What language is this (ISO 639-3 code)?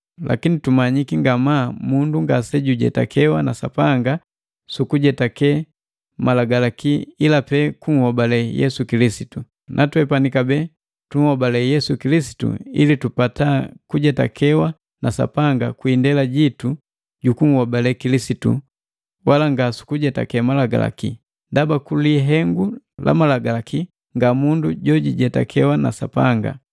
mgv